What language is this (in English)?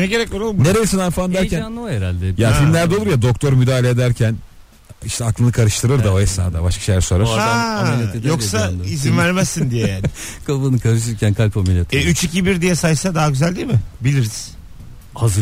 Turkish